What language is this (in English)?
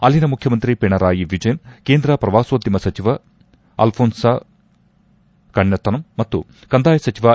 Kannada